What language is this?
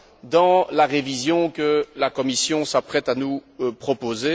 French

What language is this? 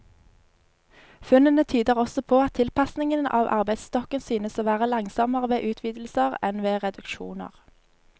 Norwegian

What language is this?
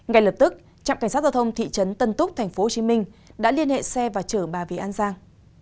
Vietnamese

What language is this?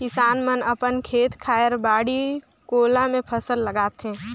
Chhattisgarhi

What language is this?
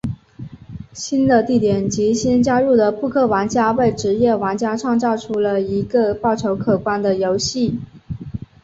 Chinese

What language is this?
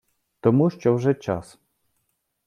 Ukrainian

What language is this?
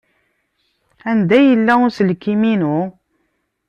Kabyle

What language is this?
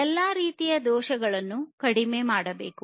Kannada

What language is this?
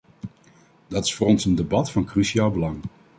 Dutch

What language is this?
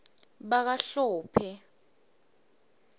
Swati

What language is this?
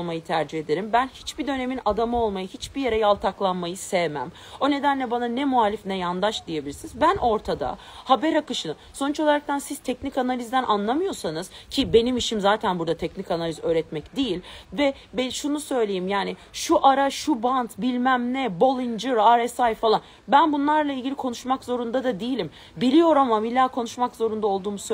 Turkish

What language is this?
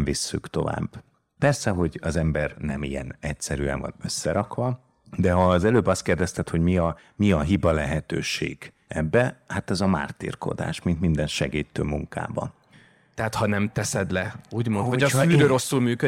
Hungarian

